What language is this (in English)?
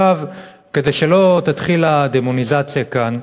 Hebrew